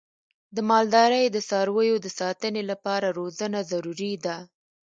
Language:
Pashto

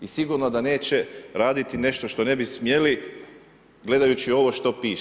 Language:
Croatian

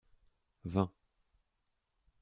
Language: French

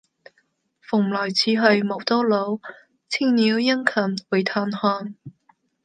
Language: Cantonese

